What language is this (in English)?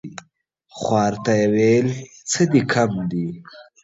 Pashto